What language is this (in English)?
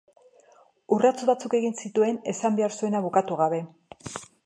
Basque